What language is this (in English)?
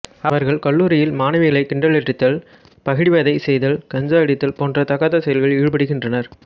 Tamil